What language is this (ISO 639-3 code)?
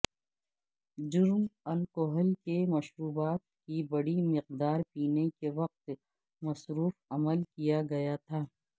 urd